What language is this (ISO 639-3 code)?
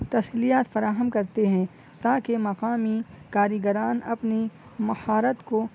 urd